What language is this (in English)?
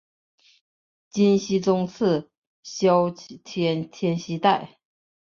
Chinese